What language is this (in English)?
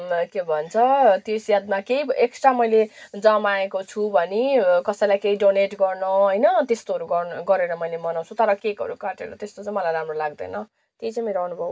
Nepali